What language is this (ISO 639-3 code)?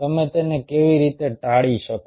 guj